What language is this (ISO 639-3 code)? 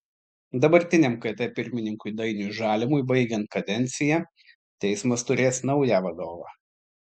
lit